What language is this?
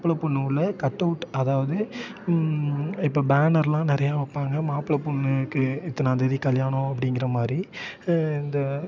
Tamil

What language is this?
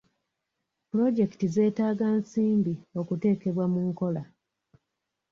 Ganda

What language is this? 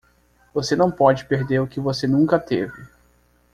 Portuguese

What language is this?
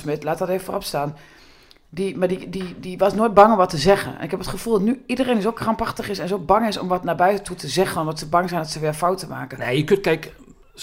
Dutch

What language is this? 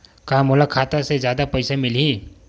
Chhattisgarhi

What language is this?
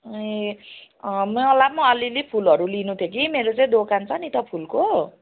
Nepali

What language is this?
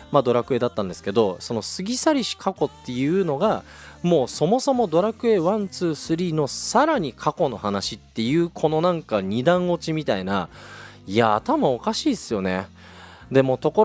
Japanese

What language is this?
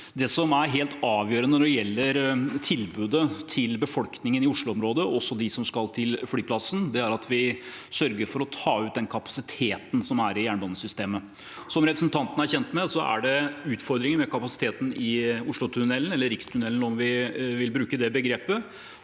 Norwegian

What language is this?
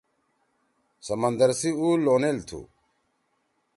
Torwali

